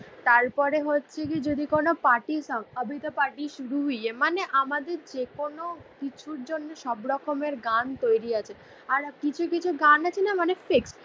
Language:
Bangla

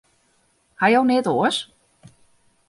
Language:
Western Frisian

